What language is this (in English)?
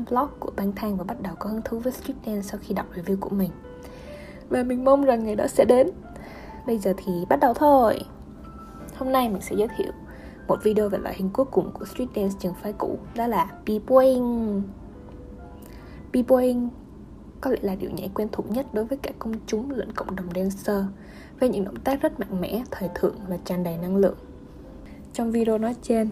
Vietnamese